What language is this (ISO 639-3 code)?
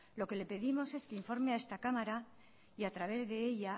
spa